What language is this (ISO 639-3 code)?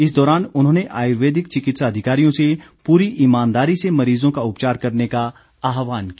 hin